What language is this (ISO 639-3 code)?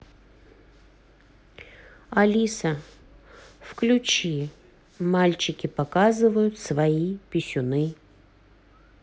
rus